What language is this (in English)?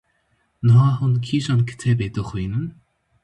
Kurdish